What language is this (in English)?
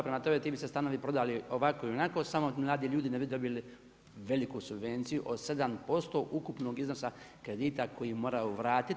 Croatian